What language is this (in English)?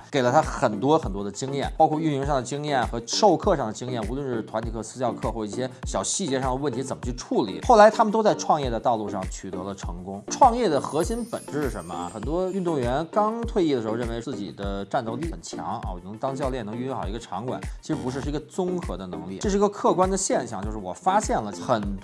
Chinese